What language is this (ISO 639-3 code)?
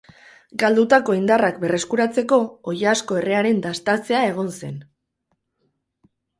eus